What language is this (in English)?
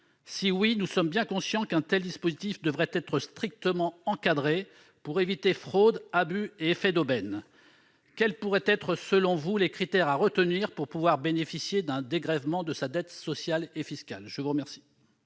French